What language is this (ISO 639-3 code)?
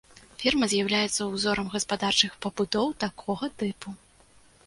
bel